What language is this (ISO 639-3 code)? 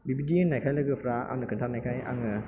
brx